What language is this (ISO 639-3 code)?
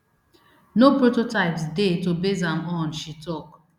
pcm